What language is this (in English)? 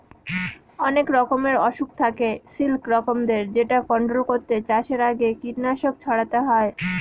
Bangla